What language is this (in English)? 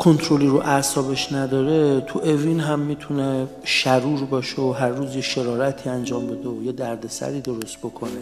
Persian